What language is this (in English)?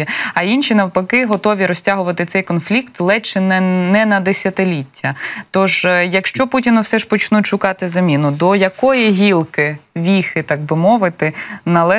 Ukrainian